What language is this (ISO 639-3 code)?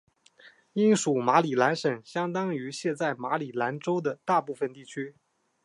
zho